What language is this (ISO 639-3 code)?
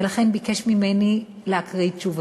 heb